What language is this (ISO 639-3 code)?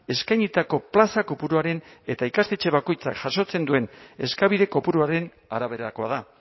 eus